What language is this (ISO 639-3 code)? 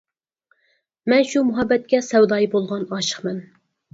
uig